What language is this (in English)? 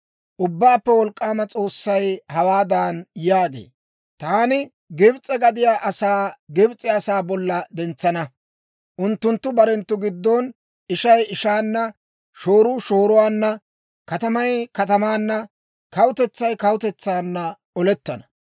Dawro